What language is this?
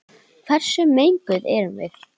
Icelandic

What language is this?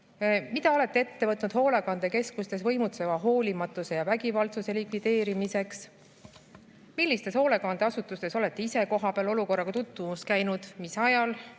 Estonian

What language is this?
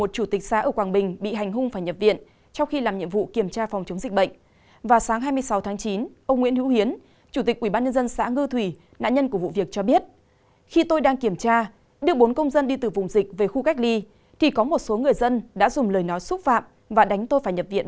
Vietnamese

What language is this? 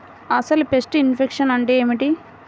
Telugu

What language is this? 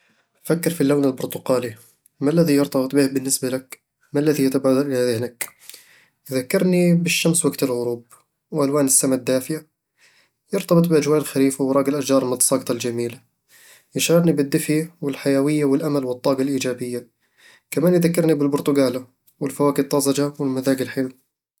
Eastern Egyptian Bedawi Arabic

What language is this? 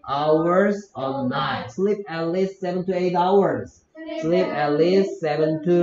Korean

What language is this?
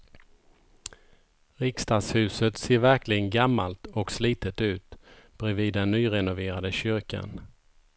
Swedish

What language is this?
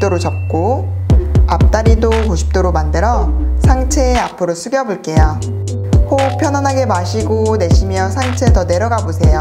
Korean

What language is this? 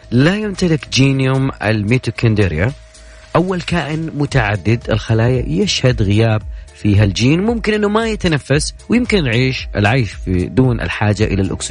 Arabic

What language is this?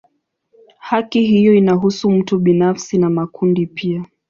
Swahili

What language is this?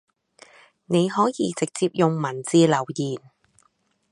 Cantonese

